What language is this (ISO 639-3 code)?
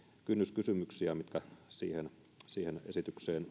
fin